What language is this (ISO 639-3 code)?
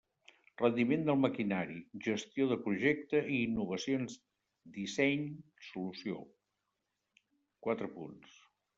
cat